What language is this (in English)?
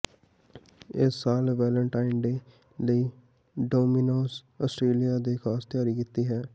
Punjabi